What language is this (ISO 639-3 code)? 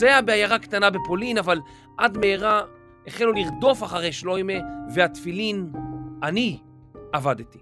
heb